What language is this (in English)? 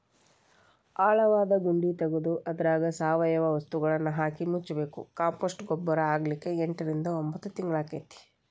Kannada